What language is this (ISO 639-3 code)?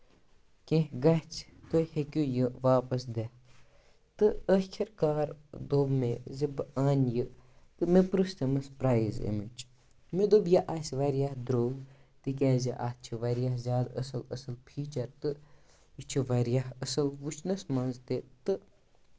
kas